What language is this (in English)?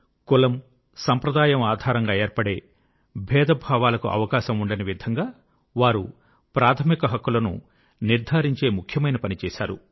Telugu